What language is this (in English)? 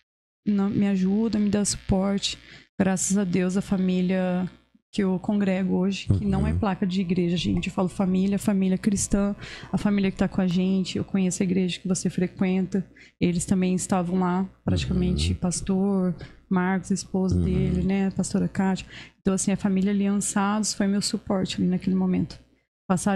Portuguese